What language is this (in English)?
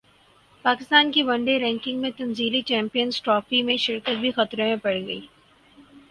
Urdu